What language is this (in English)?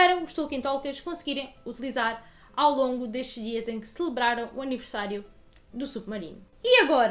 Portuguese